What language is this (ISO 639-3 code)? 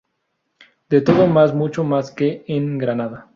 spa